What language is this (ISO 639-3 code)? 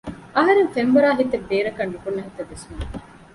div